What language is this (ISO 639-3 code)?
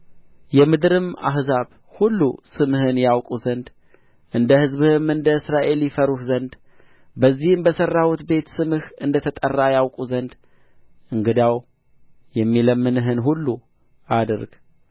amh